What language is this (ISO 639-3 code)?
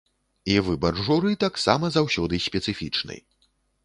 bel